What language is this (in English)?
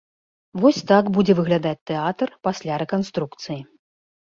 Belarusian